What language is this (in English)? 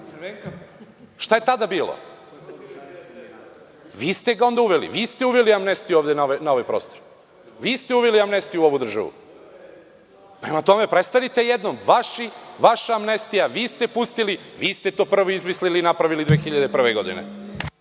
Serbian